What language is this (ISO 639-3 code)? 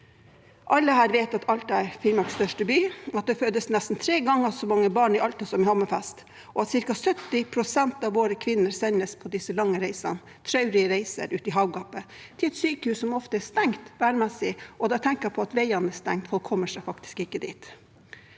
nor